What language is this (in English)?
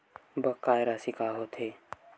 Chhattisgarhi